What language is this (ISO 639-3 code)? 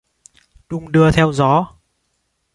vie